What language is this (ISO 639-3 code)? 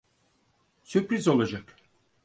tur